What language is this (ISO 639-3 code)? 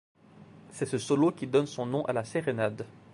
fra